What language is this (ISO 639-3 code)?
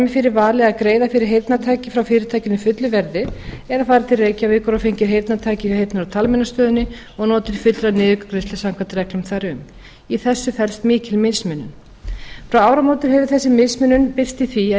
isl